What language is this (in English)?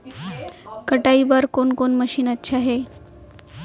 Chhattisgarhi